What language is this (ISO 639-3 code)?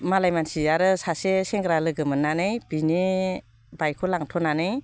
brx